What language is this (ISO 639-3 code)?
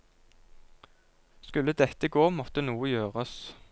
nor